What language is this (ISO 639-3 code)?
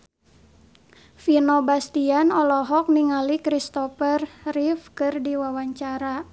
sun